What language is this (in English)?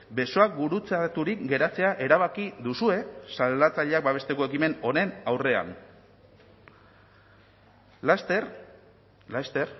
Basque